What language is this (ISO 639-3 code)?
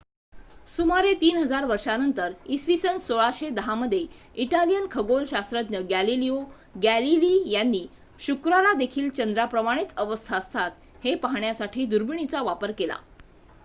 mar